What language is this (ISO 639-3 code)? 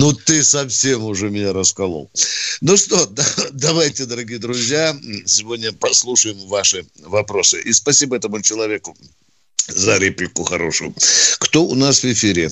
rus